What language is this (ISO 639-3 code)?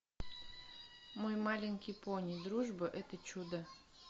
rus